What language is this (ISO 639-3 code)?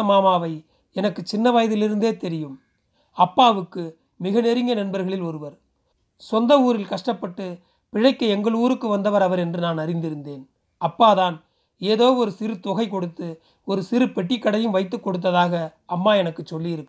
tam